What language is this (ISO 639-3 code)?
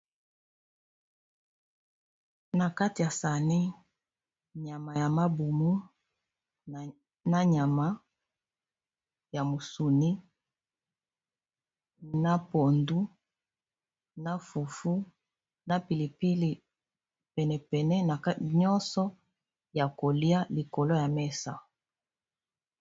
lin